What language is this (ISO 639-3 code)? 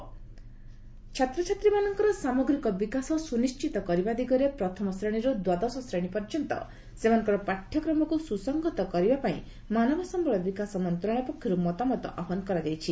ori